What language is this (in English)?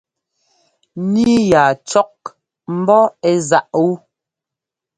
Ngomba